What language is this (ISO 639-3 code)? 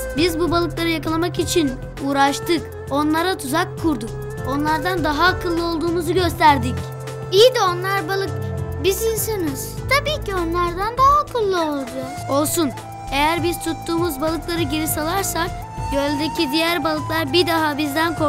tur